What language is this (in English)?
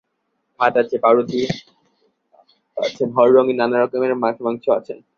Bangla